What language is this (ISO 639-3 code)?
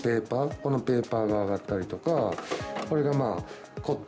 jpn